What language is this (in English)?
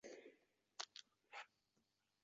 Uzbek